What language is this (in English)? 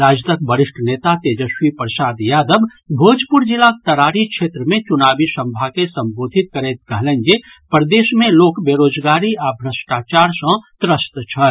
Maithili